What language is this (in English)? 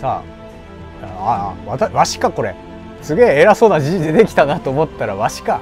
Japanese